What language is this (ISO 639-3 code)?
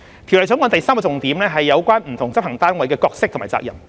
yue